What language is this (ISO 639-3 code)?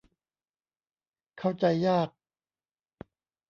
tha